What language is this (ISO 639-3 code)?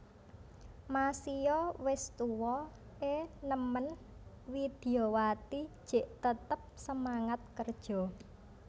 jav